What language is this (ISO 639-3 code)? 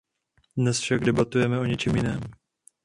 ces